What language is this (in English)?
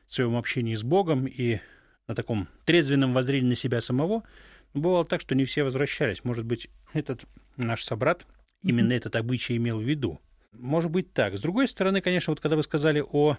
Russian